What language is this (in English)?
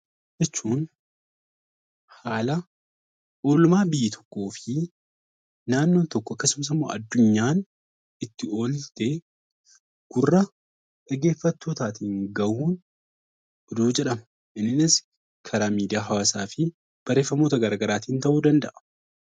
Oromo